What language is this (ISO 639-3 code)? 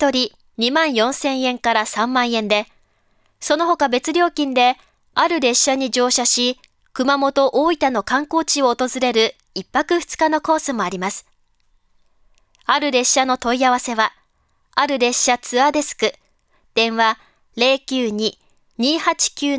jpn